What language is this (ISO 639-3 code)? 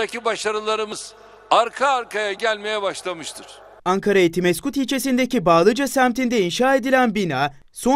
tur